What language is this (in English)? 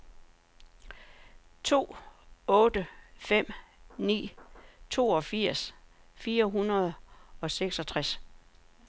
Danish